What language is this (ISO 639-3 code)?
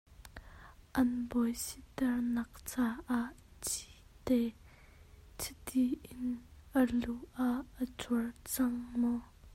cnh